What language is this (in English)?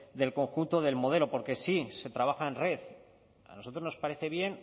Spanish